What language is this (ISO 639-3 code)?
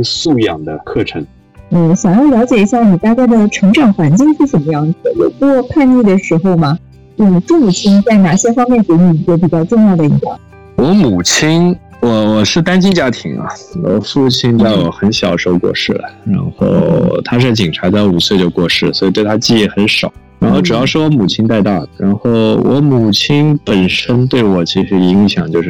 zho